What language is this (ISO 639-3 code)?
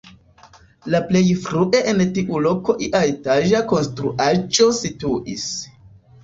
epo